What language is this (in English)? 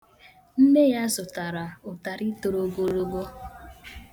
Igbo